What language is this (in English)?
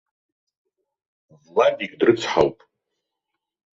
Abkhazian